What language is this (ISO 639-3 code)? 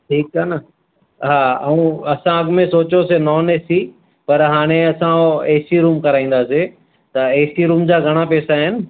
snd